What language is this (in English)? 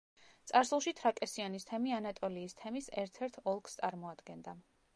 Georgian